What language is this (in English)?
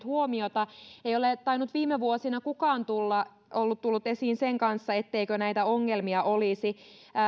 Finnish